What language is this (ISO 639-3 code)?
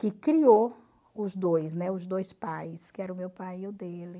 por